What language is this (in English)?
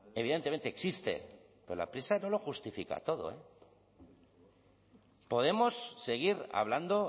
Spanish